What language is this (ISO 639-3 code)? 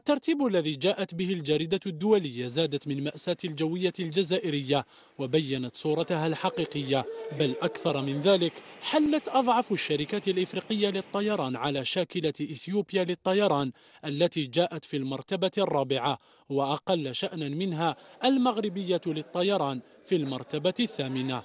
ara